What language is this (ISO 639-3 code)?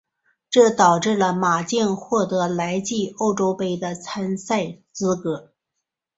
zho